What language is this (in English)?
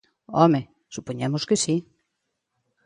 Galician